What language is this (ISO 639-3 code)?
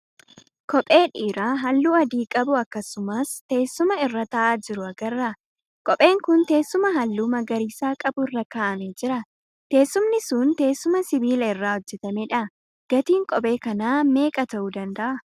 orm